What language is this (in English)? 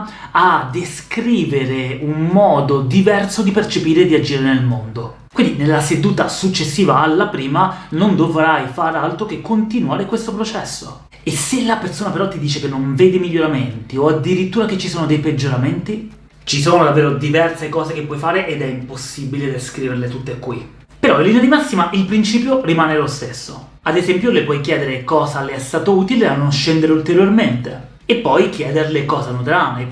Italian